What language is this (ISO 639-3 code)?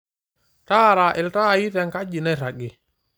mas